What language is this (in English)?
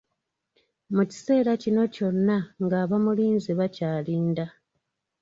Ganda